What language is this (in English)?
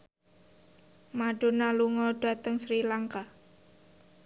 Javanese